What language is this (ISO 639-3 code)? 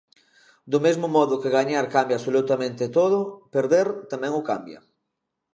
glg